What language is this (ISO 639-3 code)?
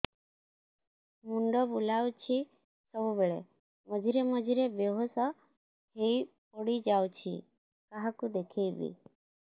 ori